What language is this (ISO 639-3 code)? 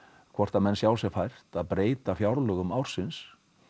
isl